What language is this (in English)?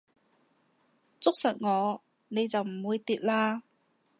Cantonese